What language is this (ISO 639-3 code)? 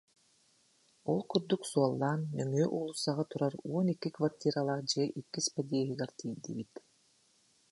sah